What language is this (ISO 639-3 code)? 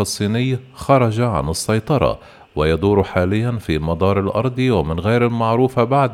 ara